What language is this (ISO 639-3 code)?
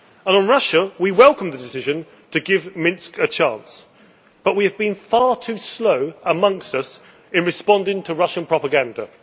eng